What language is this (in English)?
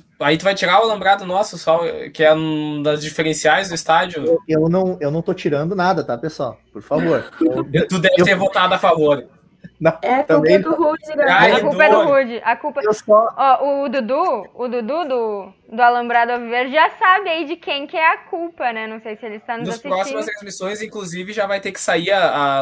Portuguese